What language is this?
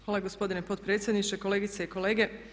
Croatian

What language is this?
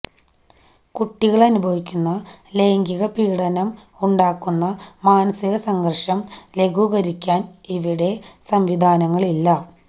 Malayalam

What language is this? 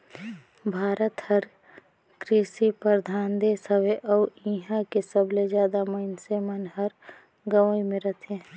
Chhattisgarhi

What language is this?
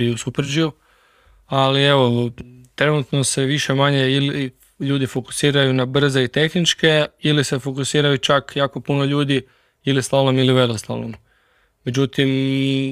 Croatian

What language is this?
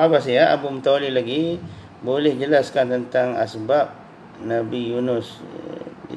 Malay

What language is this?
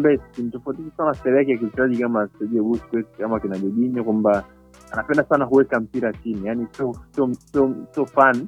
Swahili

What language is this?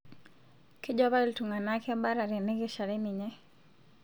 Masai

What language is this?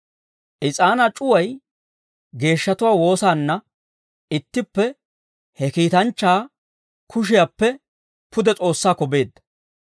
Dawro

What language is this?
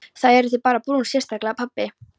Icelandic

